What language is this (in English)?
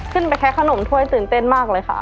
Thai